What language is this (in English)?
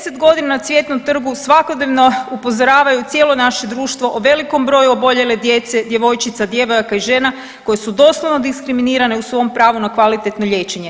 Croatian